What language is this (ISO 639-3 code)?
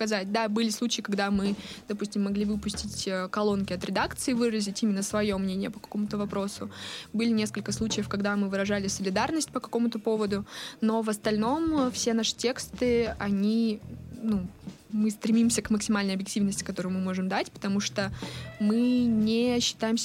rus